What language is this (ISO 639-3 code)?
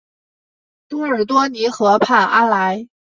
zho